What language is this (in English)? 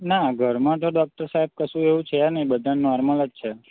Gujarati